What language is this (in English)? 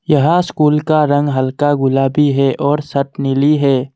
Hindi